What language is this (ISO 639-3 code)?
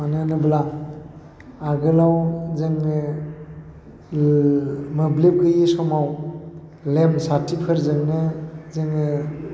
brx